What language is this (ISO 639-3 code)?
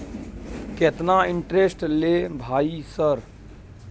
mai